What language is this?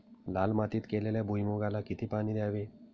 Marathi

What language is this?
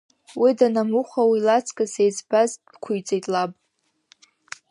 Abkhazian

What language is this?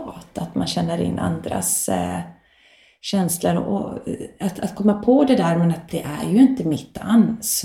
Swedish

